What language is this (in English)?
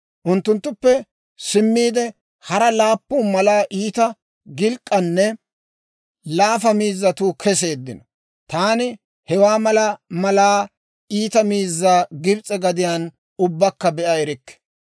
Dawro